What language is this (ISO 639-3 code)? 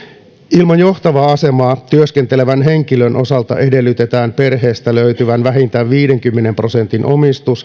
fin